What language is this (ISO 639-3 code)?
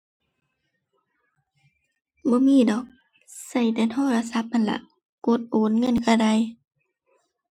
tha